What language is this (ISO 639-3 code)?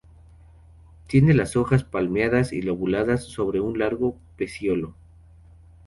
spa